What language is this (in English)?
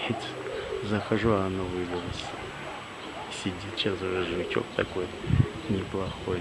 Russian